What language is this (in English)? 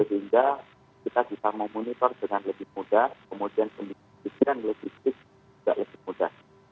Indonesian